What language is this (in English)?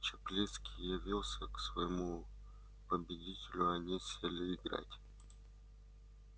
Russian